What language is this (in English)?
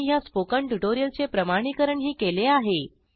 Marathi